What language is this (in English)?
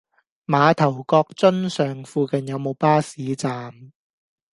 Cantonese